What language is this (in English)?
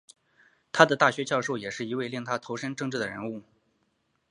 Chinese